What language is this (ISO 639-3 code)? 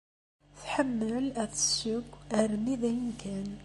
kab